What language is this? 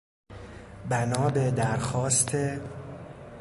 Persian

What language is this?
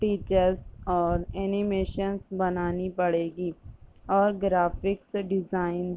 Urdu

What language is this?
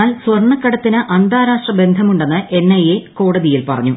Malayalam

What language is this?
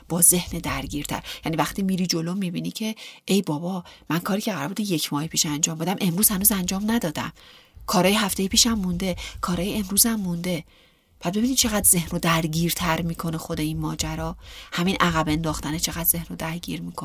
Persian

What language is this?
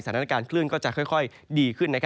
Thai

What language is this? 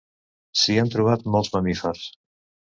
Catalan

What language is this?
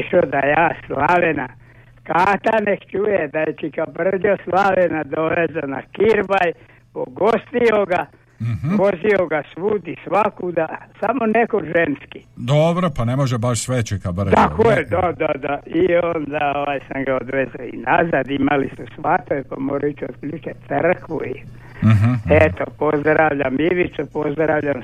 Croatian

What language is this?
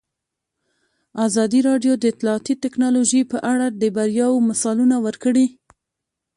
Pashto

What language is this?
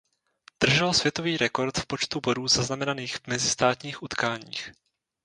Czech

